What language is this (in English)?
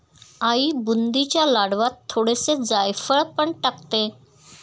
Marathi